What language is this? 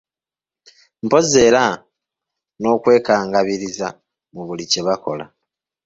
Ganda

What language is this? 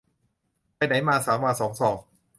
Thai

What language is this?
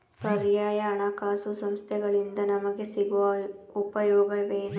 Kannada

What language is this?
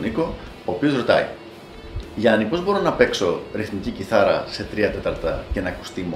Greek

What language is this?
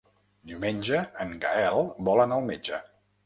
Catalan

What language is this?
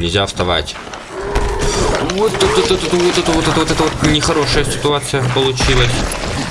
Russian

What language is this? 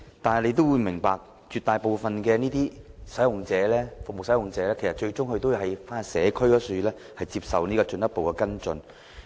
Cantonese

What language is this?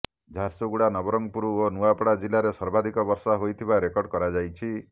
Odia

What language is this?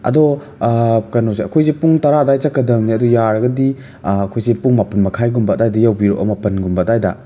Manipuri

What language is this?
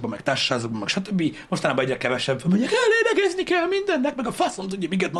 Hungarian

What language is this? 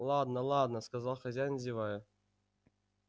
Russian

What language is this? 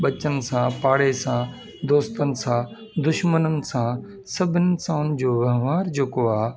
Sindhi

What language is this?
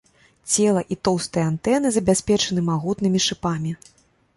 Belarusian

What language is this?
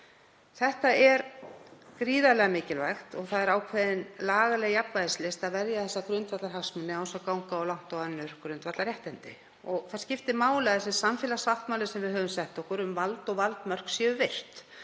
Icelandic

